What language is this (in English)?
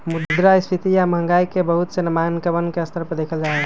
Magahi